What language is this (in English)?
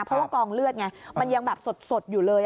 Thai